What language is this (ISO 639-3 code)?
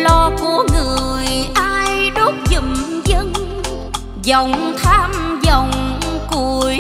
vie